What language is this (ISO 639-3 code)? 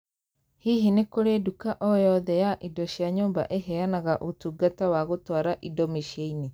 kik